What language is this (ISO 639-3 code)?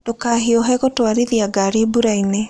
kik